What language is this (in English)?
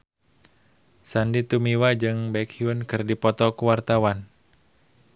Sundanese